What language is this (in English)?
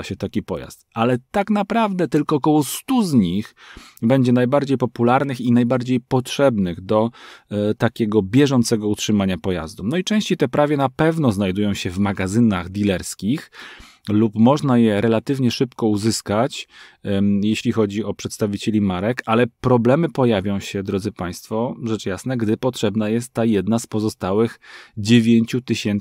Polish